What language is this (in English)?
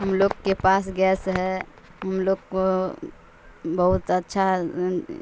Urdu